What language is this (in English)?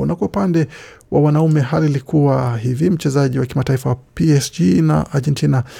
Swahili